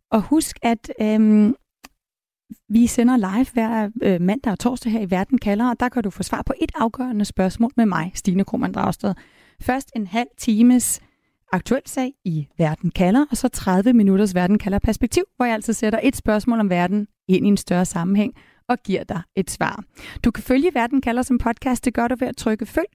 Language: Danish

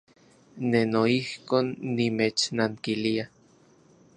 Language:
Central Puebla Nahuatl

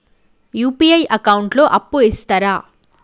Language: Telugu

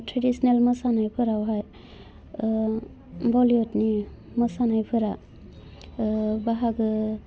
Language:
Bodo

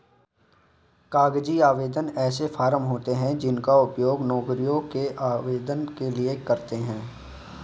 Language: Hindi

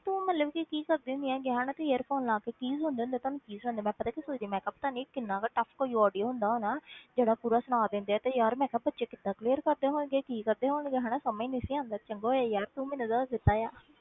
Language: Punjabi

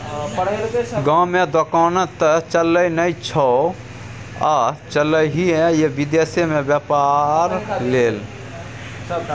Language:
Maithili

